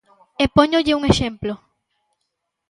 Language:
Galician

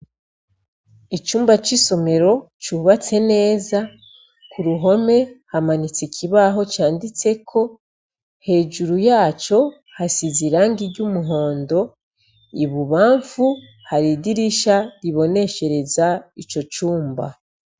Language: Rundi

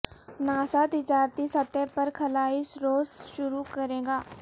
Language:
Urdu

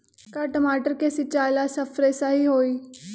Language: Magahi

